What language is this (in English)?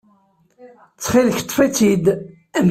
Kabyle